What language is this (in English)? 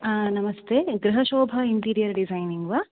Sanskrit